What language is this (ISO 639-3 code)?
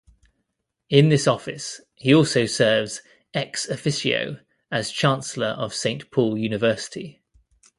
eng